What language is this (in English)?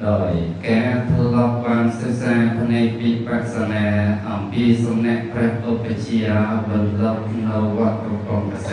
Thai